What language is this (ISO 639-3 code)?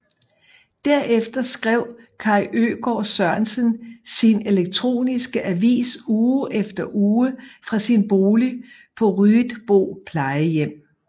dan